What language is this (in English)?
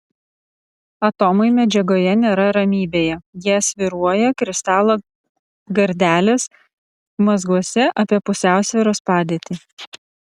Lithuanian